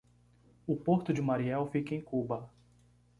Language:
Portuguese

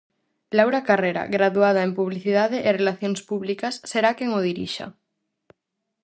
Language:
Galician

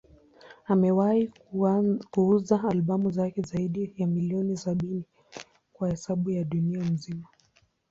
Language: Swahili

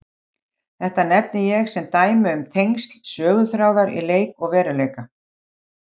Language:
Icelandic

